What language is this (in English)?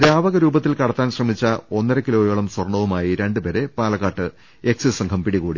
Malayalam